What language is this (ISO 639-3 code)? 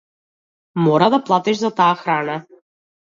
mkd